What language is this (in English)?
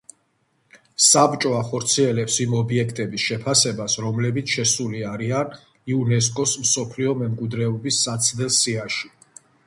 Georgian